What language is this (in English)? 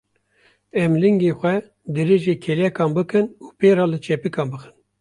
Kurdish